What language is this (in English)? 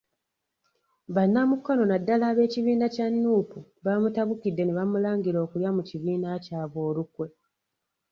Ganda